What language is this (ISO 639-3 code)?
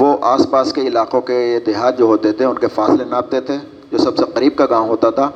urd